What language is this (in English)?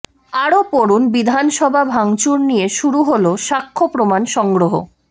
Bangla